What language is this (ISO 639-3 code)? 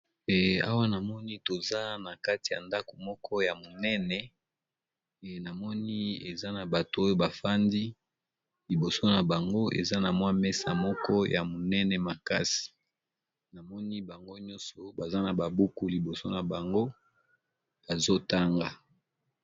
lin